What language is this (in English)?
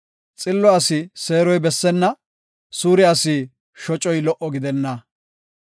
Gofa